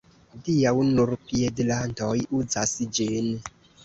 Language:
Esperanto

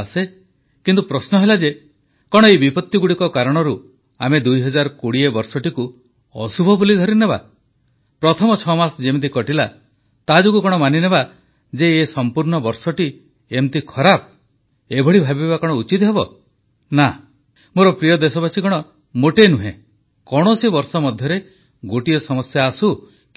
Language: Odia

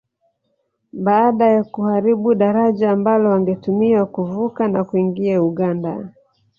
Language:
Swahili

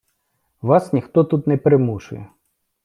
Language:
Ukrainian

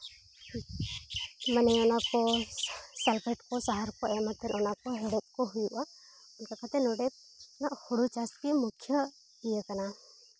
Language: Santali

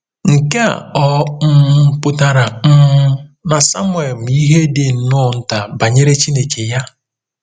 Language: Igbo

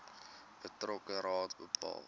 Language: Afrikaans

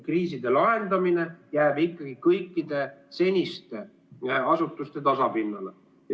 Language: Estonian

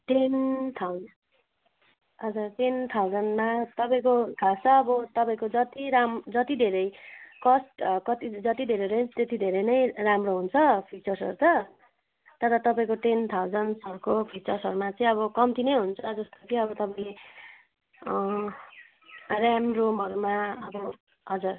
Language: Nepali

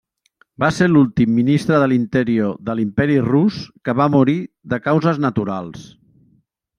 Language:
Catalan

